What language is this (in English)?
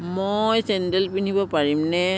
Assamese